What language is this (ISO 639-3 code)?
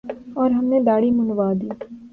urd